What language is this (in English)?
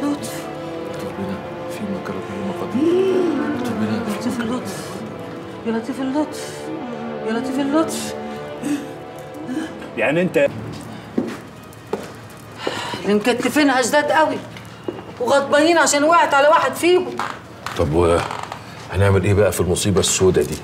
Arabic